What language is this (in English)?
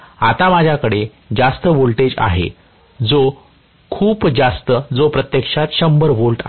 Marathi